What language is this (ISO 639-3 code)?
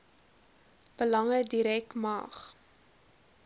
afr